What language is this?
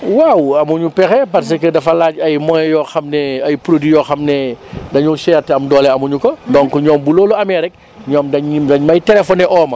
Wolof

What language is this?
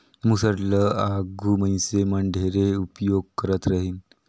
Chhattisgarhi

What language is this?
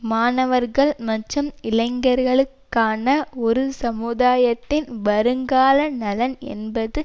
Tamil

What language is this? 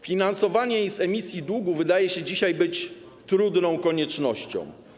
Polish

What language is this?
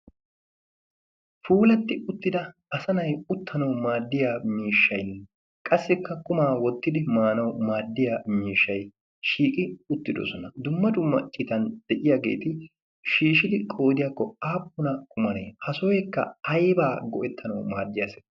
Wolaytta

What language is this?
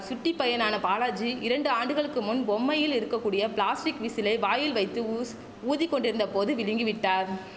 Tamil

